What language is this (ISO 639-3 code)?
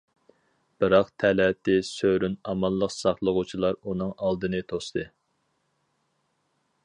uig